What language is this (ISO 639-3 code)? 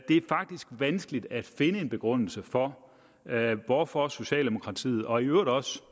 dan